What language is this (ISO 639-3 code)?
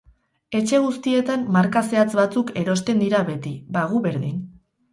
eus